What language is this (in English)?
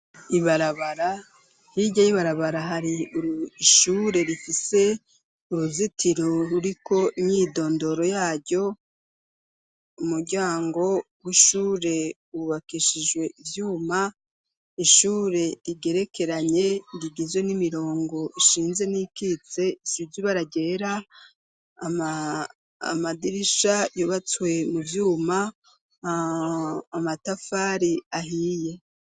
Rundi